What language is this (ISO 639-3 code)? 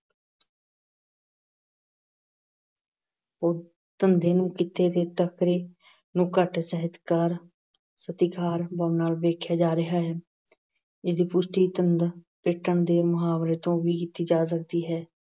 pan